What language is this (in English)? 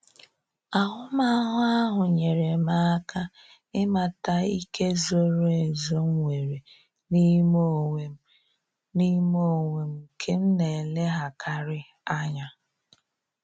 Igbo